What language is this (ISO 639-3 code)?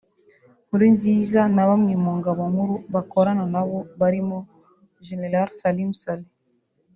kin